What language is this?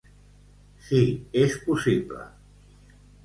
Catalan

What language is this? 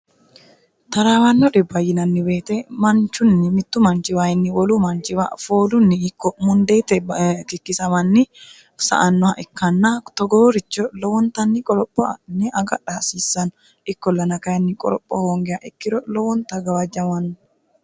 Sidamo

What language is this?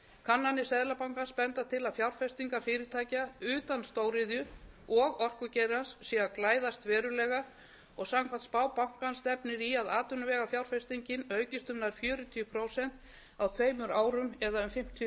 Icelandic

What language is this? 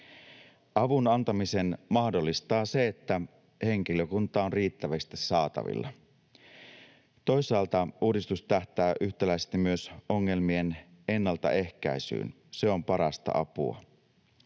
Finnish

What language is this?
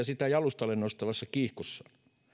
Finnish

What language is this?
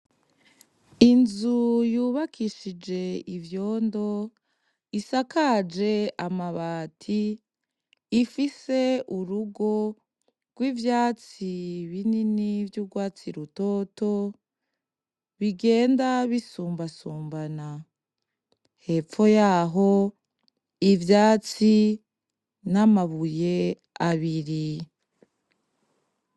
Rundi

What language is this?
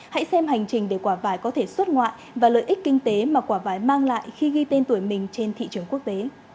Vietnamese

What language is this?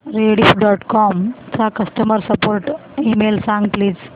Marathi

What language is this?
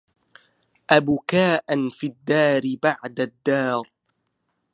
Arabic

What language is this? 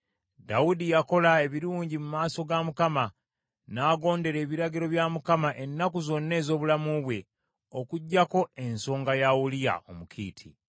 Ganda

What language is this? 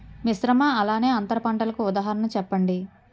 Telugu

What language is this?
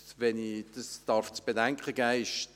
Swiss German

